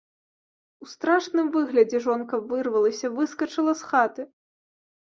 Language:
Belarusian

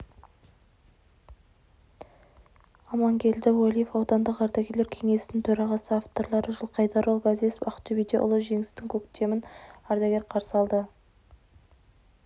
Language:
Kazakh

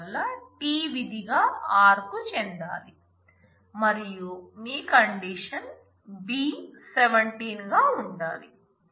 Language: Telugu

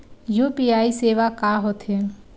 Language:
Chhattisgarhi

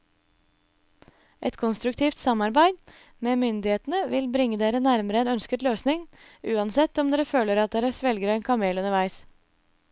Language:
Norwegian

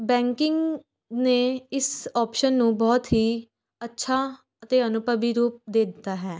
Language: Punjabi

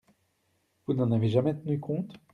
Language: French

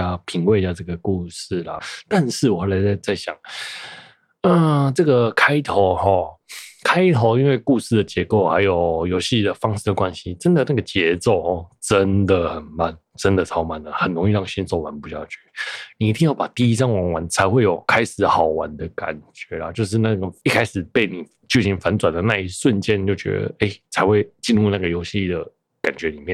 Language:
Chinese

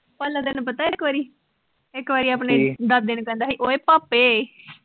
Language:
Punjabi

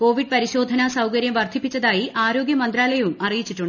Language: Malayalam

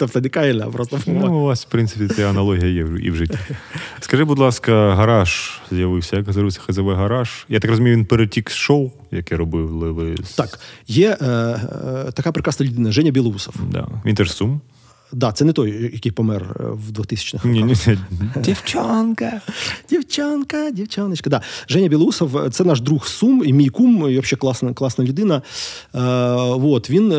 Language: Ukrainian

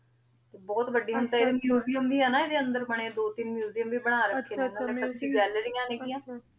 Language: Punjabi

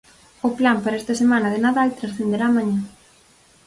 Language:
Galician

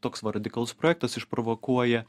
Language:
Lithuanian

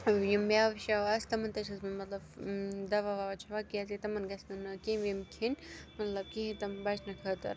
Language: Kashmiri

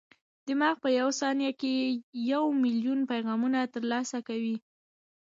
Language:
Pashto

